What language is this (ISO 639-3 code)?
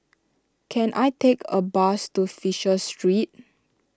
eng